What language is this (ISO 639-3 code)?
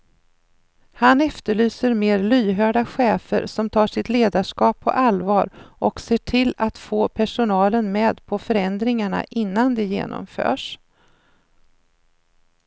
swe